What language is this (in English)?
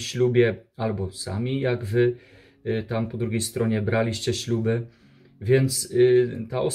Polish